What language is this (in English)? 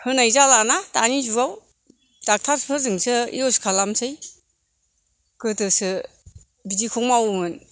Bodo